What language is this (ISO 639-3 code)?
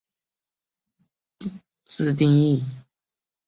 zho